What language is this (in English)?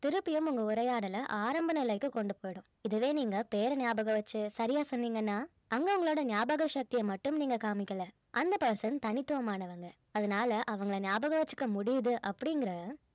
Tamil